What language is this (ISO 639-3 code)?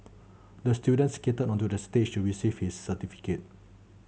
eng